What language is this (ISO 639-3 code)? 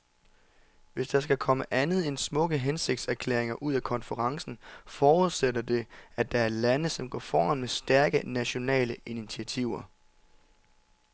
dan